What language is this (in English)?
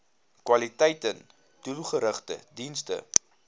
Afrikaans